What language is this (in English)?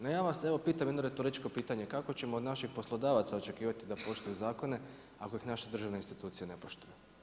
Croatian